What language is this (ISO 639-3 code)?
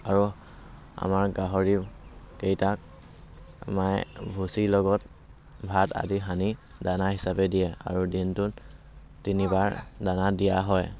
asm